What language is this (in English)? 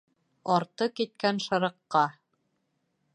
Bashkir